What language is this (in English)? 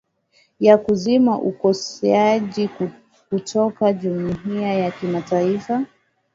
Swahili